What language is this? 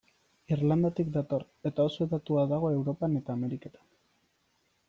Basque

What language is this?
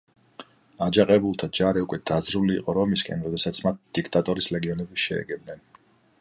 Georgian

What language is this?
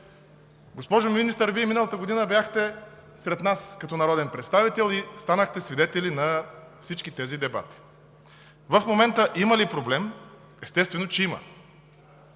Bulgarian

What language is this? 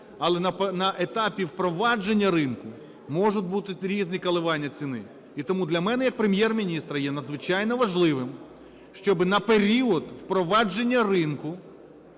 Ukrainian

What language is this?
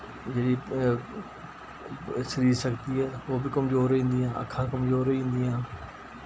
Dogri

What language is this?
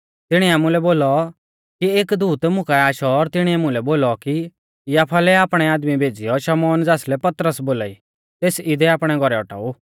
Mahasu Pahari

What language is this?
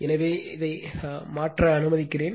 Tamil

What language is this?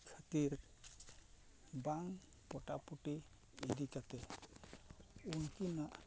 Santali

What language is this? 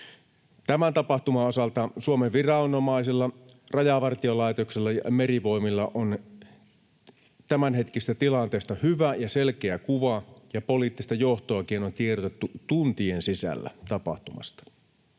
Finnish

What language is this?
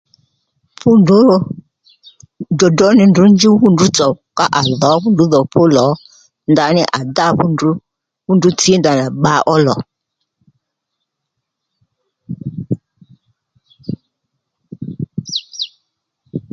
Lendu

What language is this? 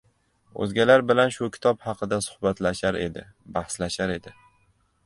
Uzbek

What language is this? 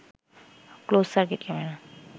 Bangla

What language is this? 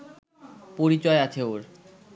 Bangla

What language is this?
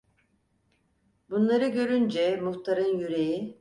Turkish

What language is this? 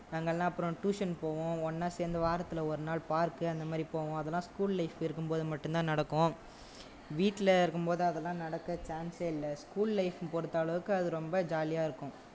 Tamil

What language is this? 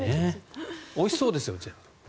Japanese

